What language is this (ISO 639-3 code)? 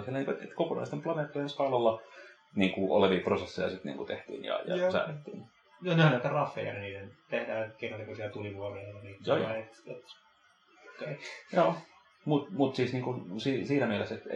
fin